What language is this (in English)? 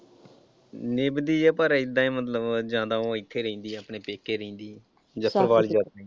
Punjabi